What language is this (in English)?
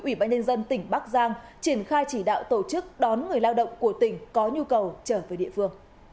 Vietnamese